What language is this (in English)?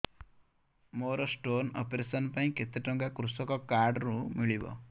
Odia